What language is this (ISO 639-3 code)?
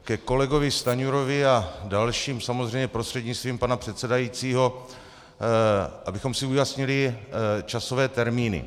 ces